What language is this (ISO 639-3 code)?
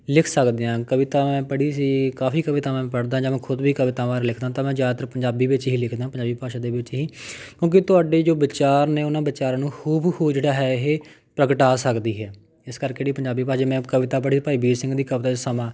pan